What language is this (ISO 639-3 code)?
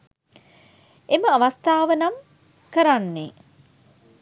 sin